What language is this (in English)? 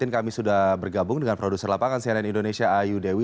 Indonesian